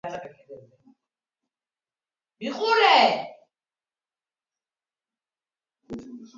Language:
Georgian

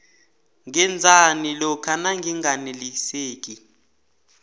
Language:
South Ndebele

